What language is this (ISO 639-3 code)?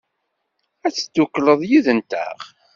kab